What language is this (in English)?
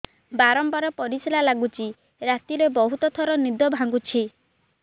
Odia